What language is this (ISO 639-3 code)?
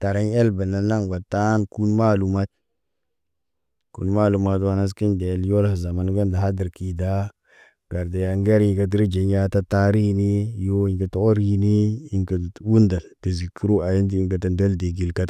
mne